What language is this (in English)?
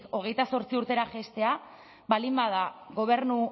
Basque